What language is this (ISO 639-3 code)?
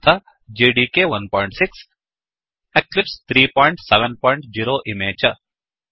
san